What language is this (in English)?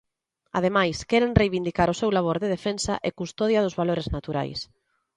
Galician